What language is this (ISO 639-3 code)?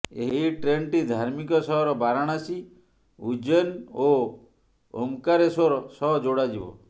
ori